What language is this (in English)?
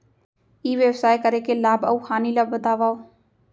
Chhattisgarhi